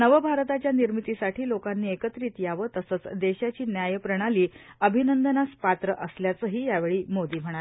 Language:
Marathi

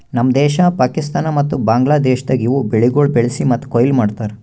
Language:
Kannada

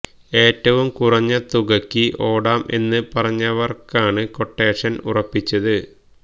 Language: Malayalam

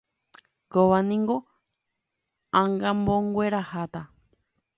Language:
Guarani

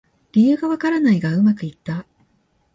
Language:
Japanese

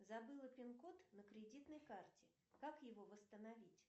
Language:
Russian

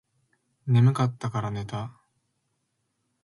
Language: Japanese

